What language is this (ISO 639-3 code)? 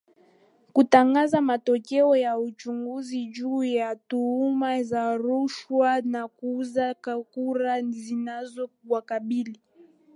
swa